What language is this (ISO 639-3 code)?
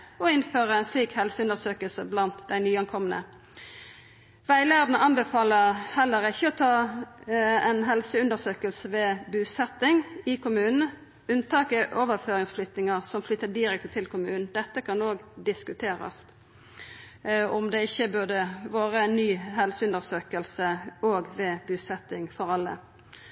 nno